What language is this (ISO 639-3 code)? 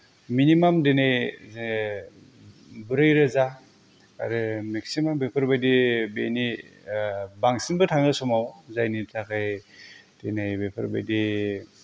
brx